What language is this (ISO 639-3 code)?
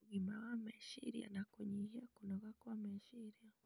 kik